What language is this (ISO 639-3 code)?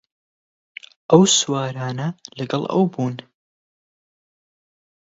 ckb